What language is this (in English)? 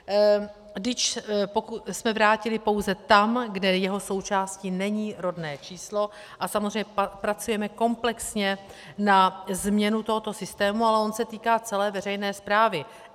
Czech